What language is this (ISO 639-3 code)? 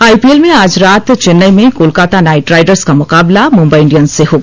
hin